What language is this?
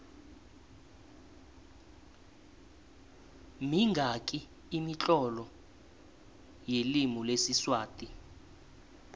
South Ndebele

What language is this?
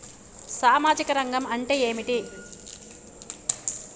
Telugu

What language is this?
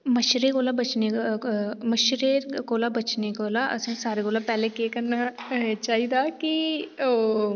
Dogri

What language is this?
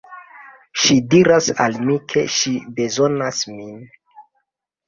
Esperanto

